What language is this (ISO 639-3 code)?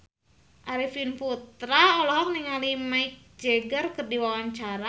sun